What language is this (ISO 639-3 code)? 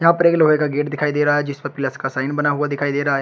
hin